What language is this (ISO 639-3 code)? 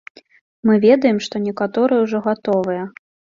bel